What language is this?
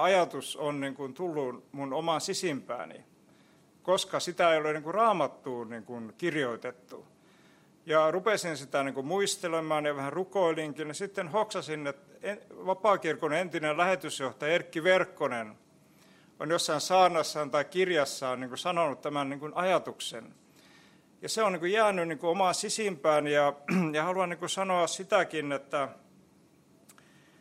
Finnish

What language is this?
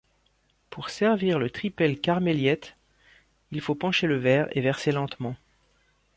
French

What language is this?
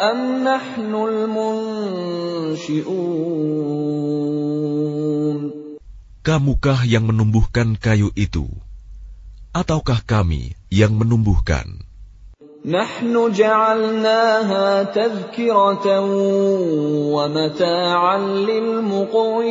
Arabic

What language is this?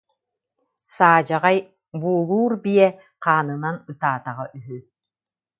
Yakut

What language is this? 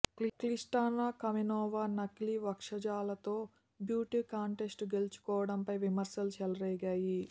Telugu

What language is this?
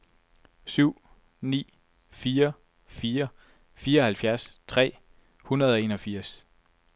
Danish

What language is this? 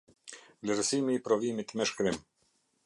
Albanian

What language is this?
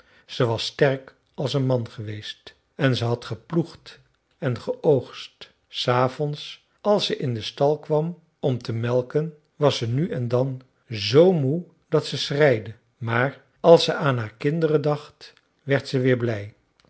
Dutch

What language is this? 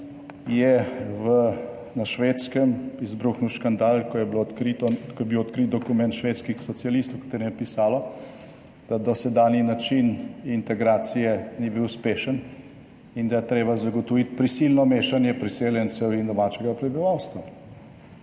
Slovenian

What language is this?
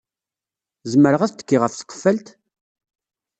Kabyle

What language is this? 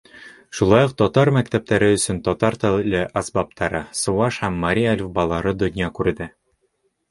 Bashkir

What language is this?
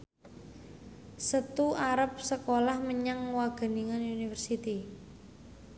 Javanese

